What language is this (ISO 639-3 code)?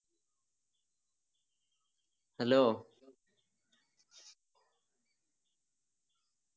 mal